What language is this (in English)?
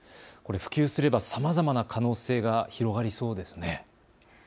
Japanese